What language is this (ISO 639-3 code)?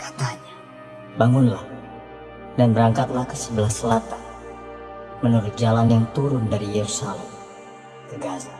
ind